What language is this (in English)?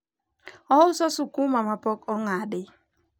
Luo (Kenya and Tanzania)